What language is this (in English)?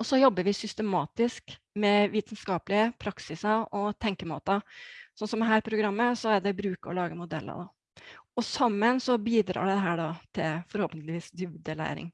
Norwegian